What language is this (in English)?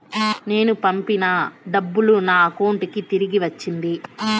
Telugu